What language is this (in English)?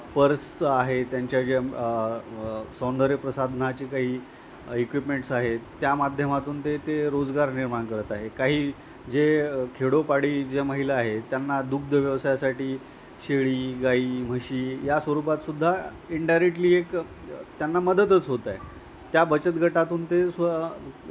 Marathi